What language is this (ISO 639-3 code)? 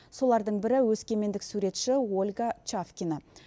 kaz